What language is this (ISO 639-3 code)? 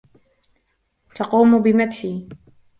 ara